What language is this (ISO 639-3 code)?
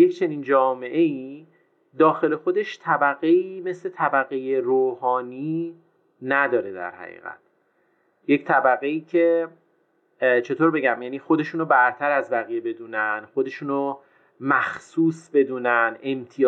fas